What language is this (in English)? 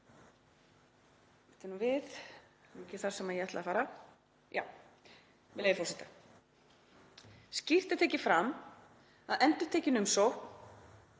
Icelandic